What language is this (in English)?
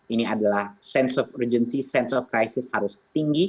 Indonesian